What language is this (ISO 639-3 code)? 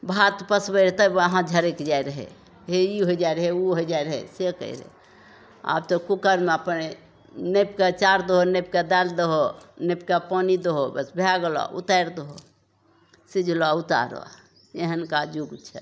mai